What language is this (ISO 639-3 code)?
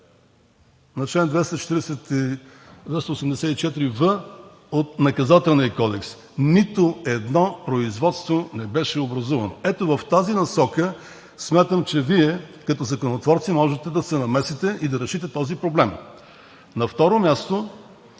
bul